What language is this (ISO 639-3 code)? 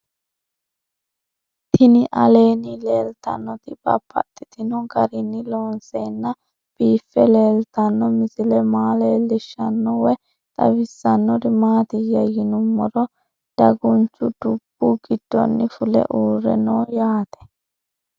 sid